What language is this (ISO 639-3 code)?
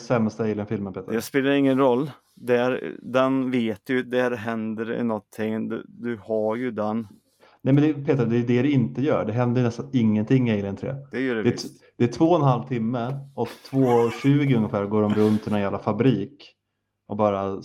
swe